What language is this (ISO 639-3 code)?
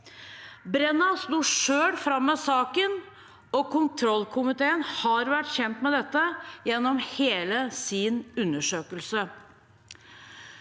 nor